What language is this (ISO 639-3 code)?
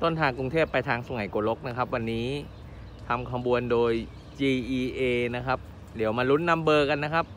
tha